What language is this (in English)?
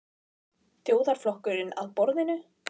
Icelandic